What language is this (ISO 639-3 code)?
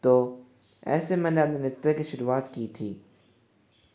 hin